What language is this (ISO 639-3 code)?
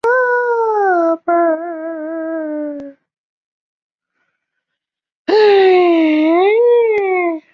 zho